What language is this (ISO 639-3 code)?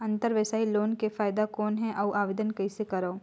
hne